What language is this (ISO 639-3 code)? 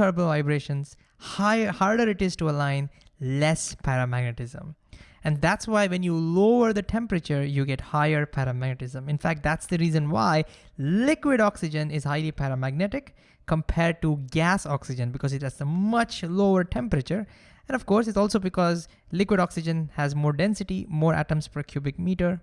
eng